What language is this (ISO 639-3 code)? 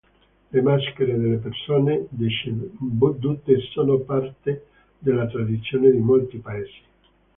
ita